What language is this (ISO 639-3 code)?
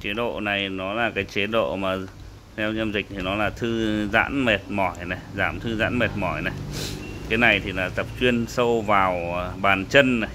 vie